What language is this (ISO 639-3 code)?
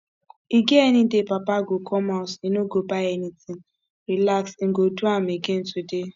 pcm